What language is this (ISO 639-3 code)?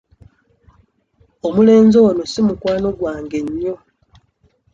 lug